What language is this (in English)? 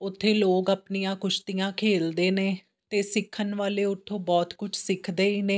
Punjabi